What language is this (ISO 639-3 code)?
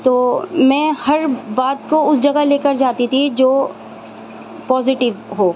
urd